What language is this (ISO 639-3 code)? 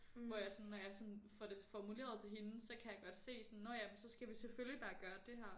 dan